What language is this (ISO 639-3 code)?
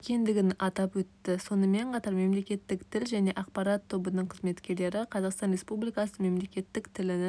kaz